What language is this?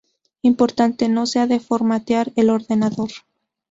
Spanish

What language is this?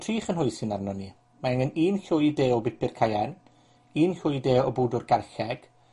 Welsh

